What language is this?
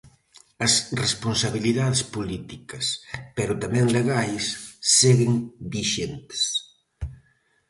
Galician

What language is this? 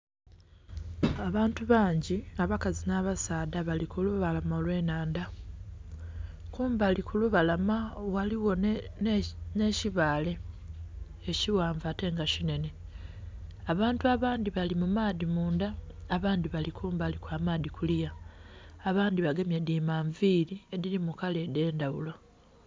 Soga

